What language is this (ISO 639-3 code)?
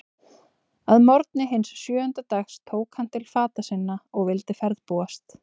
isl